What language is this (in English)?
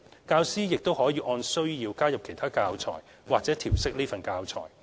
Cantonese